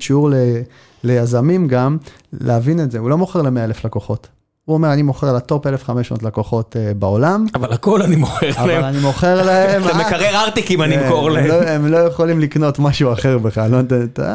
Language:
Hebrew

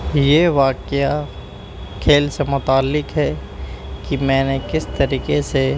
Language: Urdu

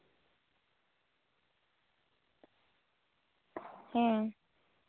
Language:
Santali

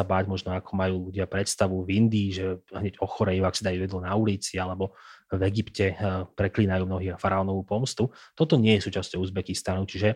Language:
Slovak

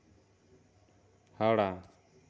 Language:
Santali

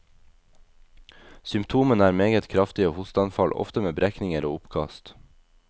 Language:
Norwegian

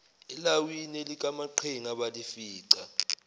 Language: Zulu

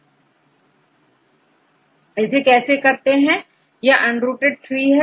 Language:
Hindi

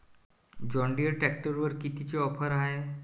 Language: Marathi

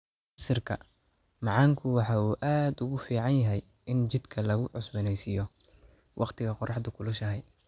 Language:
Somali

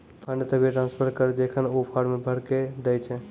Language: Maithili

